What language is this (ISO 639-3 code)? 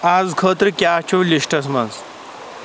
kas